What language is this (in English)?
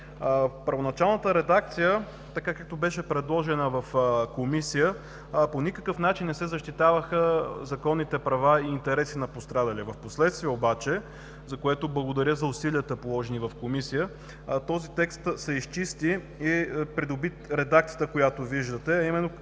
Bulgarian